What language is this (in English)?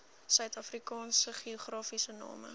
Afrikaans